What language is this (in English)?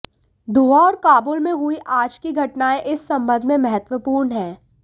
Hindi